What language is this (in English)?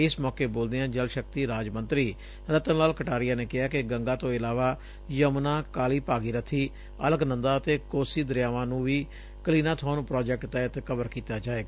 Punjabi